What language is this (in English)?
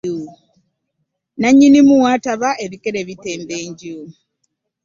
Ganda